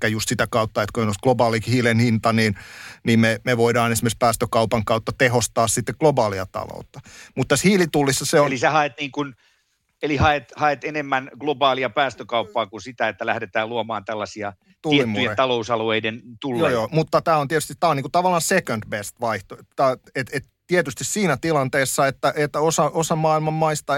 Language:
Finnish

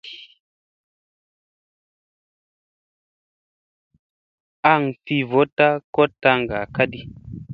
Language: Musey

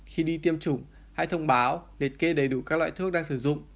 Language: Vietnamese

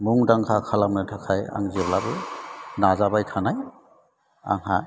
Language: Bodo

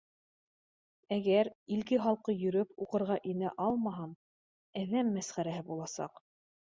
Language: Bashkir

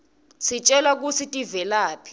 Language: Swati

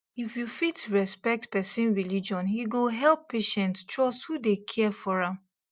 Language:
Nigerian Pidgin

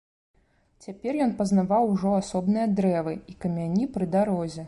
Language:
Belarusian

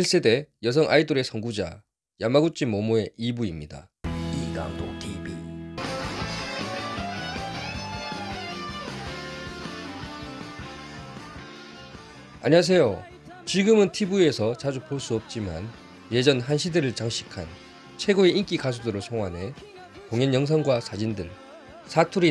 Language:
Korean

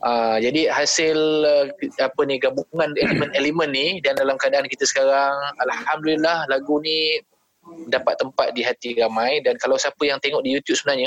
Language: Malay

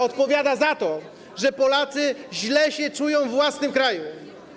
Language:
Polish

